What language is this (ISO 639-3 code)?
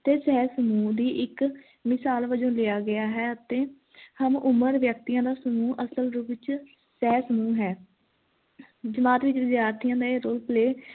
pan